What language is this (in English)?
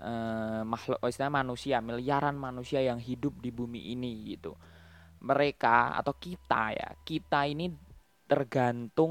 Indonesian